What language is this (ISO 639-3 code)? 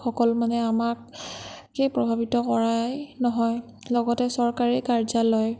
asm